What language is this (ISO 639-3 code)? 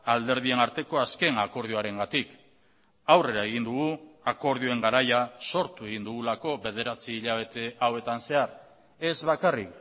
eus